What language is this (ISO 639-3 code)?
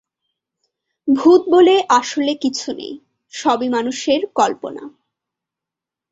ben